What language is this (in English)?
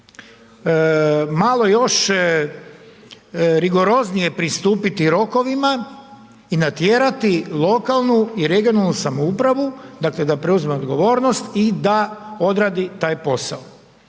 Croatian